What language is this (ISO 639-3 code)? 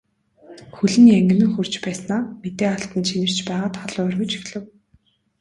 mon